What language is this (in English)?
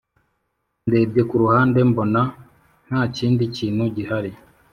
Kinyarwanda